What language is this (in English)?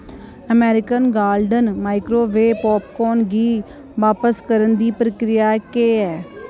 Dogri